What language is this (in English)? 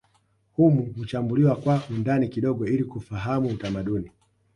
Swahili